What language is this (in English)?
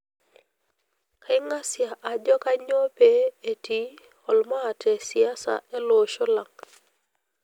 Masai